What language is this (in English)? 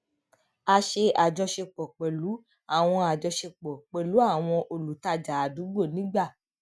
Yoruba